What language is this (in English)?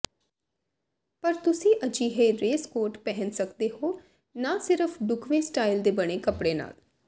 Punjabi